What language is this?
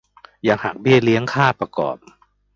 Thai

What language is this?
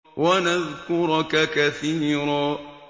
Arabic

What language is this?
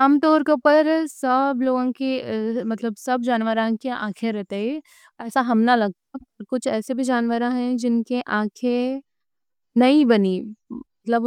Deccan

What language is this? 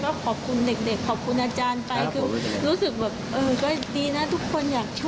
Thai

